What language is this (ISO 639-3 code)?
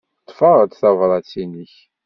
kab